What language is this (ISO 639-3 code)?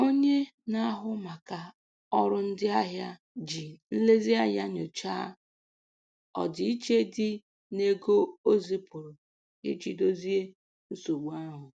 ibo